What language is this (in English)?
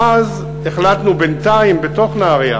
Hebrew